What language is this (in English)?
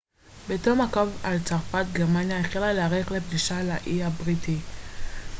Hebrew